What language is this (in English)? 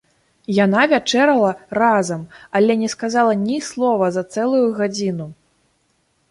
Belarusian